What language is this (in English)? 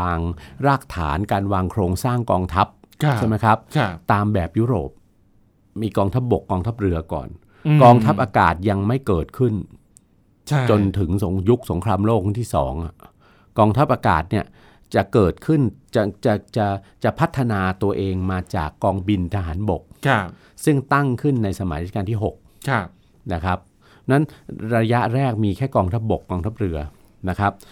Thai